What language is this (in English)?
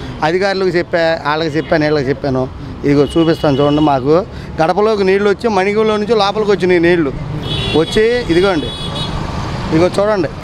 Telugu